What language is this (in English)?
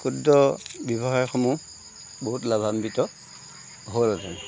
Assamese